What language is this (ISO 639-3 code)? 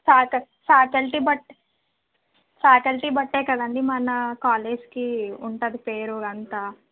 tel